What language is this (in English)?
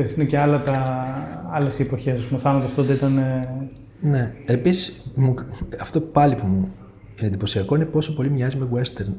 Greek